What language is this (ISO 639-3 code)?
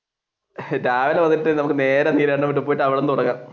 mal